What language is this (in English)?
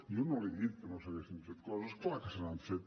Catalan